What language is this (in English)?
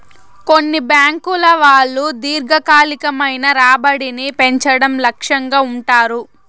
Telugu